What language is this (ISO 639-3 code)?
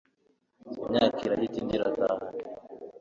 kin